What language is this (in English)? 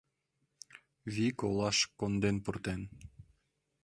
Mari